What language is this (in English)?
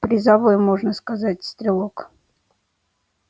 Russian